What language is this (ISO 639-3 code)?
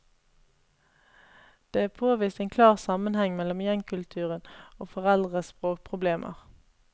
nor